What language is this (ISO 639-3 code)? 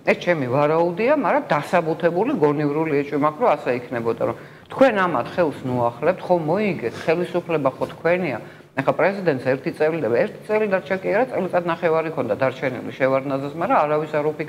ron